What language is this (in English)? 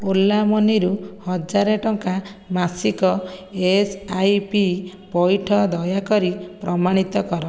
Odia